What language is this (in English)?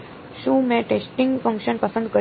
Gujarati